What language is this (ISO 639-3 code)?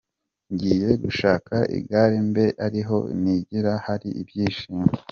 kin